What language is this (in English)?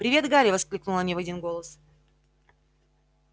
Russian